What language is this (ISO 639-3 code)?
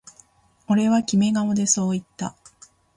jpn